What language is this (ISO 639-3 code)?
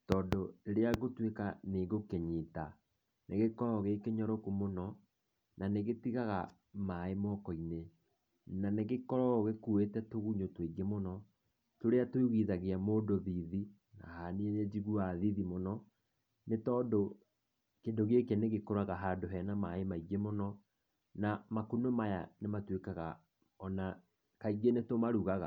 kik